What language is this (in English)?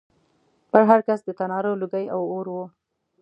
Pashto